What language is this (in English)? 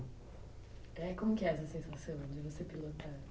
Portuguese